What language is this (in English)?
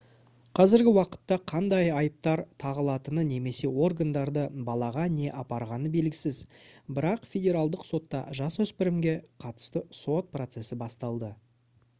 Kazakh